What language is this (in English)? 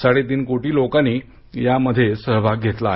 Marathi